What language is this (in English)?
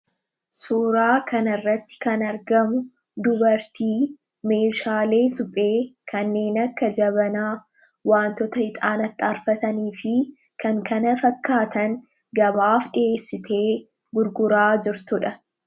Oromo